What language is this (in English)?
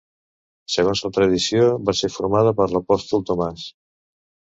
Catalan